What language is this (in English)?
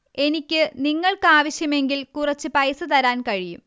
Malayalam